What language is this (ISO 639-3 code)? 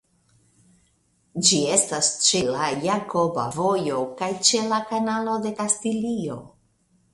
epo